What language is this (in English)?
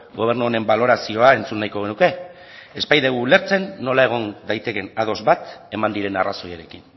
Basque